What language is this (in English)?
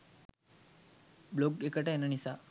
Sinhala